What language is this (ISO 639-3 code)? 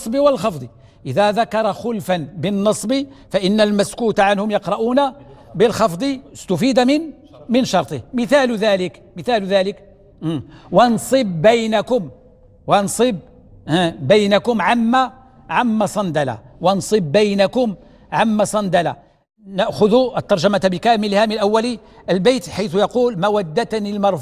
ara